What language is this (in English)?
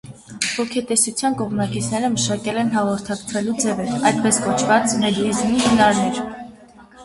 Armenian